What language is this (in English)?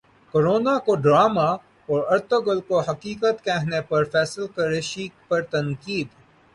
Urdu